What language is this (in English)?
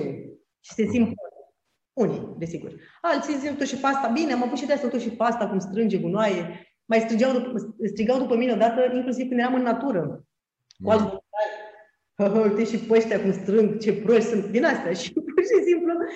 Romanian